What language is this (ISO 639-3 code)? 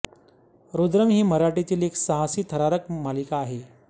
mar